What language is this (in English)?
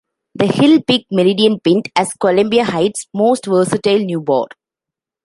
English